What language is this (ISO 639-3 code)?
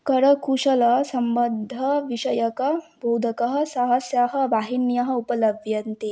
san